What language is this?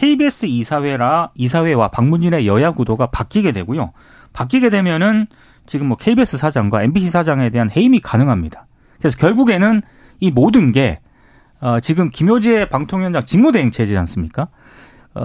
Korean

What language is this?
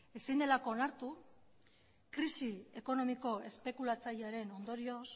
Basque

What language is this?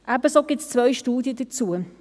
Swiss German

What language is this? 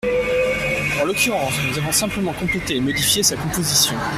French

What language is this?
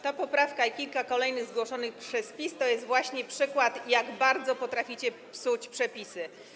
Polish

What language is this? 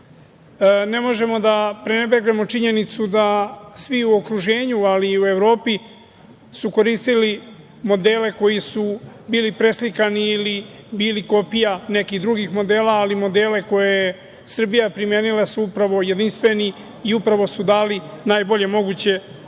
Serbian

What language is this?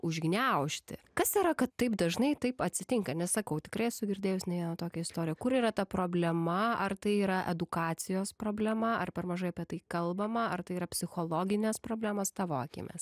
Lithuanian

